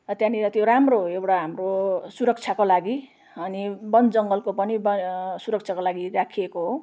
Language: Nepali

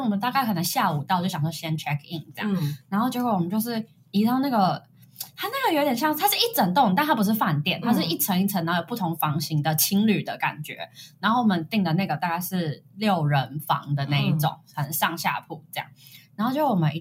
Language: Chinese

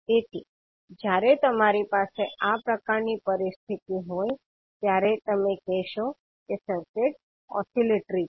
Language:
Gujarati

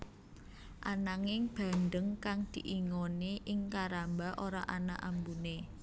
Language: Javanese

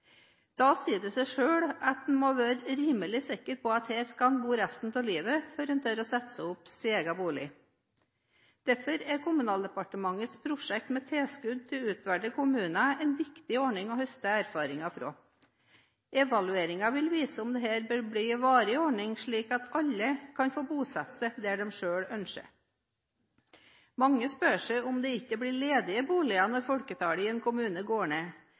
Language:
Norwegian Bokmål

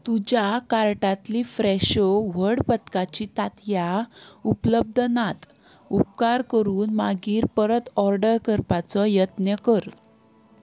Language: Konkani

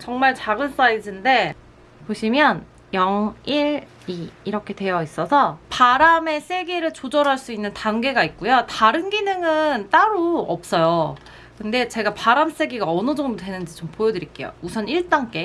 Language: Korean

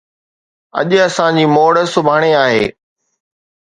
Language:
Sindhi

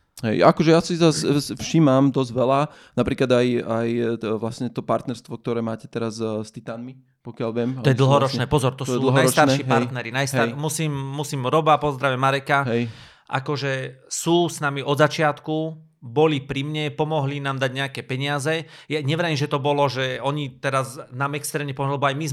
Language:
Slovak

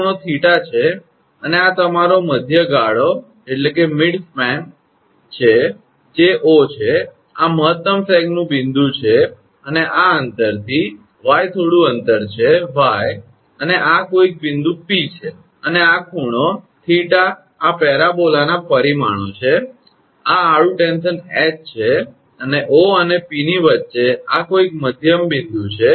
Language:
Gujarati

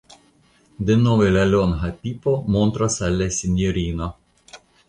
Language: Esperanto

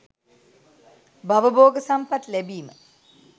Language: Sinhala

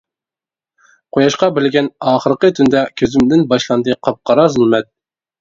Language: Uyghur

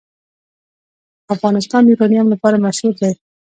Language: Pashto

